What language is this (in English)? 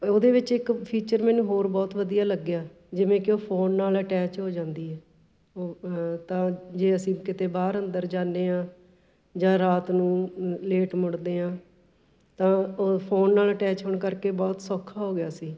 Punjabi